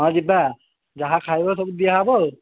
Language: Odia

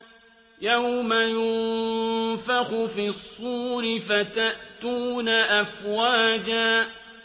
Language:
Arabic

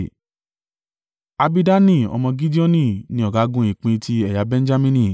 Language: Yoruba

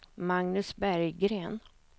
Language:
Swedish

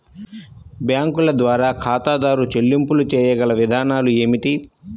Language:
Telugu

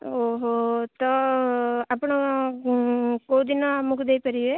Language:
Odia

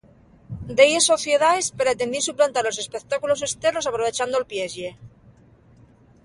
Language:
Asturian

